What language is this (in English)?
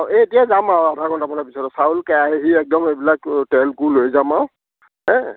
Assamese